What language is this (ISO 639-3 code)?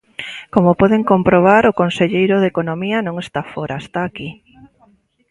glg